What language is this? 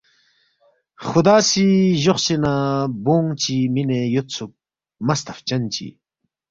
Balti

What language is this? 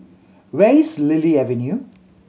English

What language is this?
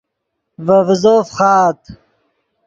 Yidgha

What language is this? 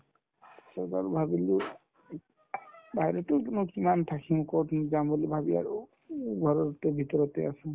Assamese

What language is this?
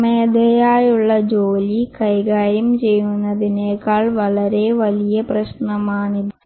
Malayalam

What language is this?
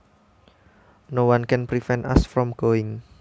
Javanese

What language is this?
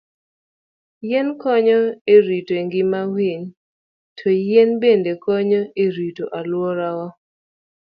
Luo (Kenya and Tanzania)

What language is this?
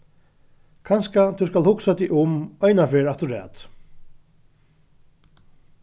Faroese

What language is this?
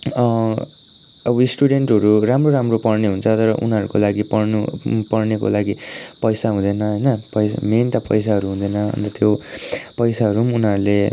Nepali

